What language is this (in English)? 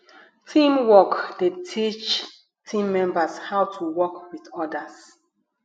Nigerian Pidgin